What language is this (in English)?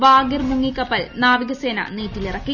Malayalam